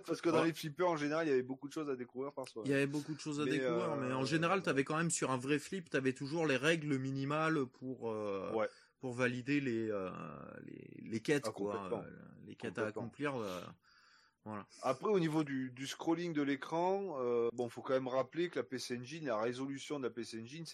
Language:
French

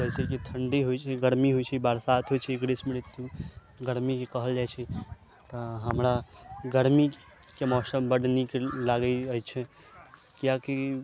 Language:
Maithili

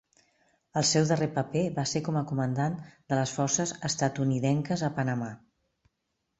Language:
Catalan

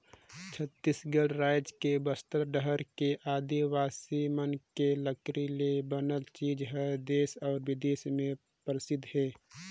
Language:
Chhattisgarhi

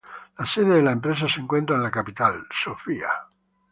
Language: Spanish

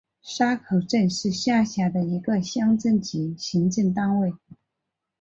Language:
Chinese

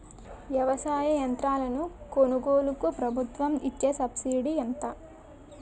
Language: Telugu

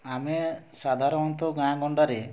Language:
Odia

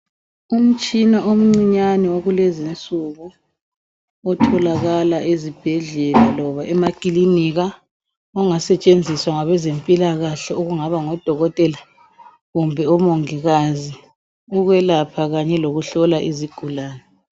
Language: North Ndebele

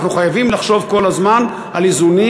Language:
Hebrew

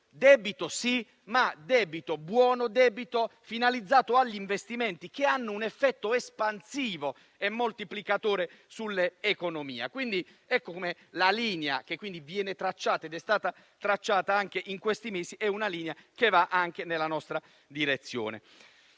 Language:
Italian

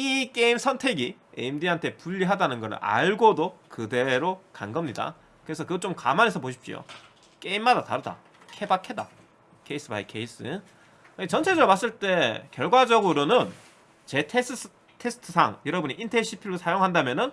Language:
Korean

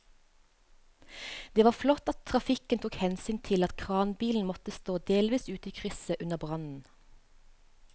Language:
Norwegian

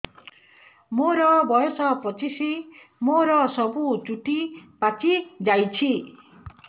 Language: Odia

